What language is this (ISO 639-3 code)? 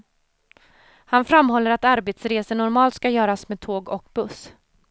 swe